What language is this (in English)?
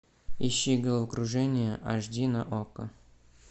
Russian